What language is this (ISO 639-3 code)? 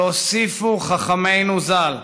heb